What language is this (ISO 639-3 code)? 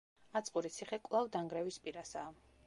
kat